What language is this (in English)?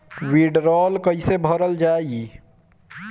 Bhojpuri